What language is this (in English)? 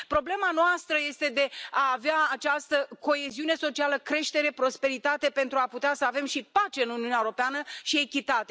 Romanian